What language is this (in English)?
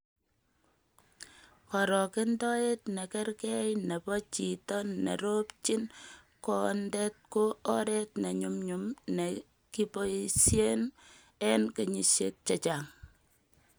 Kalenjin